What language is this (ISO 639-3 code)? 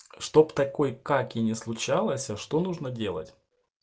rus